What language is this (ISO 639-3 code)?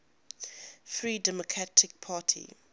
eng